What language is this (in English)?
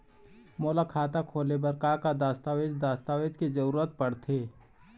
Chhattisgarhi